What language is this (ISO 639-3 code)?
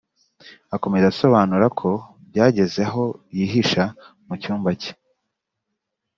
kin